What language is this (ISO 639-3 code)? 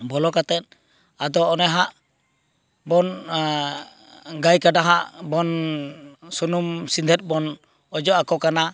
sat